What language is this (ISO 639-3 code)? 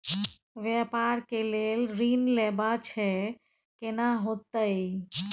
mai